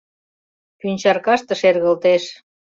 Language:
Mari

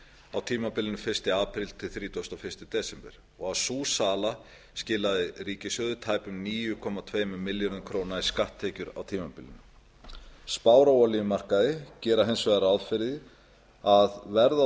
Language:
Icelandic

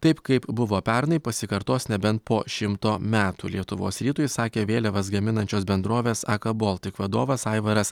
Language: Lithuanian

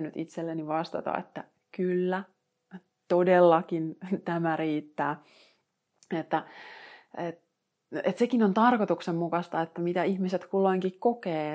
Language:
Finnish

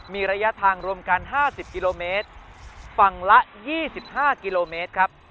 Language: Thai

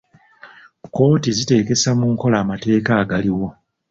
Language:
Ganda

